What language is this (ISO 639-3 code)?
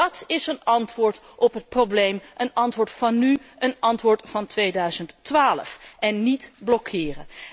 nld